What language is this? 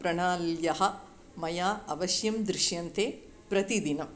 Sanskrit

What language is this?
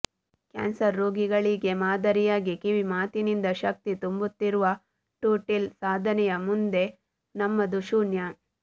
Kannada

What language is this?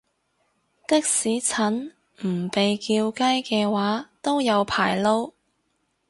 Cantonese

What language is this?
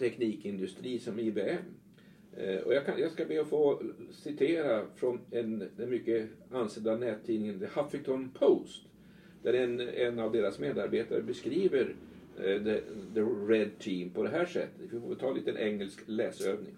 Swedish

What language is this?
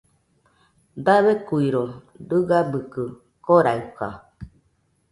Nüpode Huitoto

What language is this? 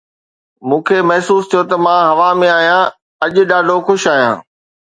Sindhi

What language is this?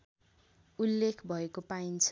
Nepali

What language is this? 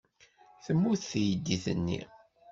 Kabyle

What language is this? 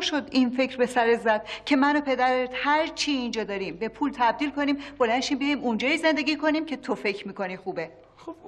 Persian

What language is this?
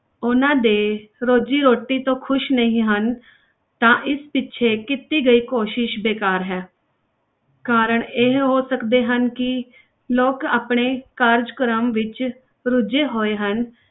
Punjabi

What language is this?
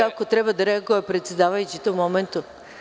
Serbian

